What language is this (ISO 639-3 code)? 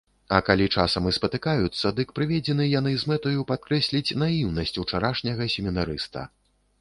bel